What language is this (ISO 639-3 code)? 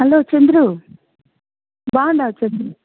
tel